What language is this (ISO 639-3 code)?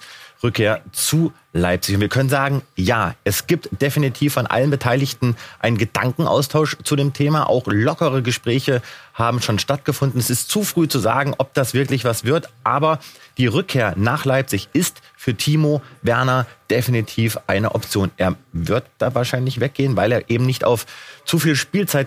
deu